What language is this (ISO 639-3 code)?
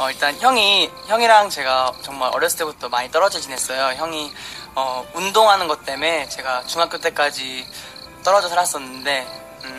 kor